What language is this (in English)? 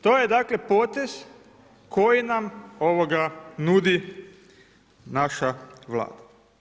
Croatian